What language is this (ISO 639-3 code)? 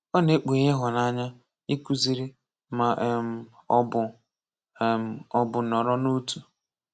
ibo